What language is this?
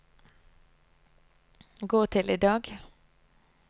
Norwegian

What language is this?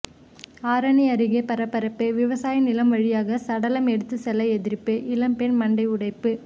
Tamil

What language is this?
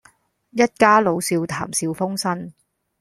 Cantonese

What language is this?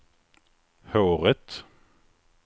Swedish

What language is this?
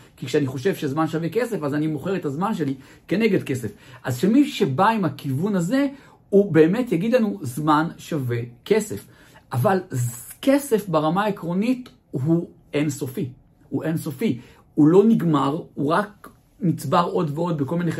Hebrew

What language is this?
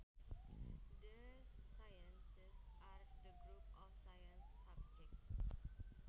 Sundanese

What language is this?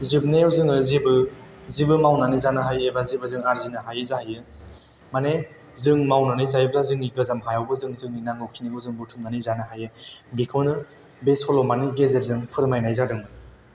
Bodo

